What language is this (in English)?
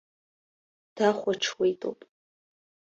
Abkhazian